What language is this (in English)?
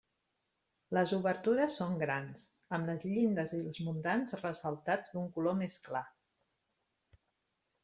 Catalan